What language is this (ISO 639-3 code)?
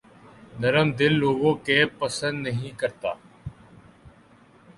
urd